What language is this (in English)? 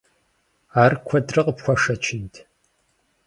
Kabardian